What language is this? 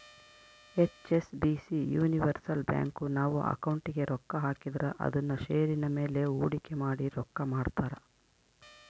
Kannada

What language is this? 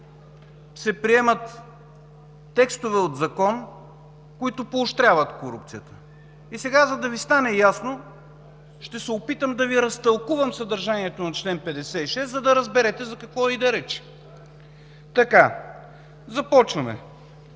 Bulgarian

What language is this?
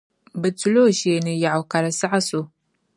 Dagbani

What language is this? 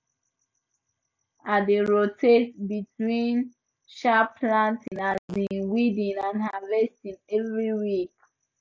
Nigerian Pidgin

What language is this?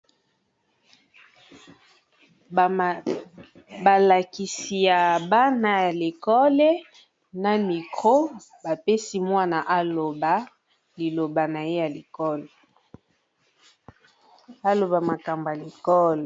Lingala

